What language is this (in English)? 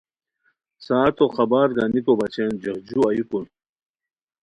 Khowar